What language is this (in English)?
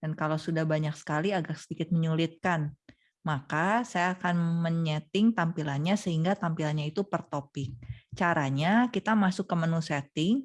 Indonesian